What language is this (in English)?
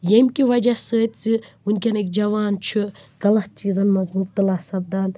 Kashmiri